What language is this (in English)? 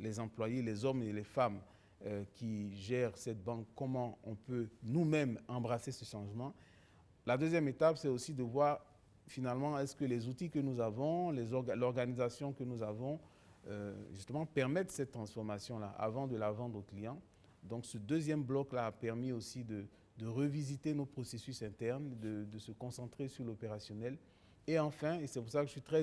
French